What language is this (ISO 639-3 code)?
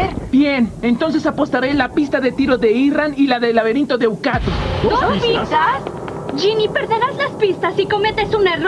spa